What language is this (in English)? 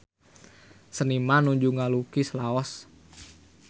Sundanese